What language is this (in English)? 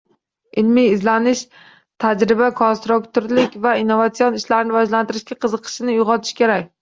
Uzbek